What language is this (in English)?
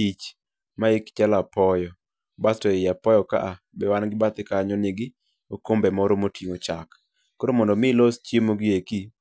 Luo (Kenya and Tanzania)